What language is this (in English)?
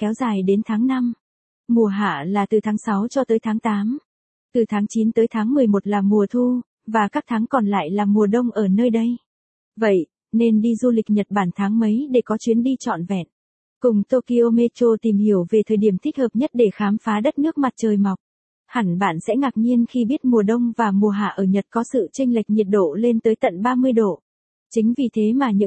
Vietnamese